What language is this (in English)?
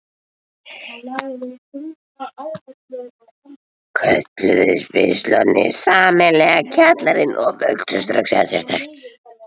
Icelandic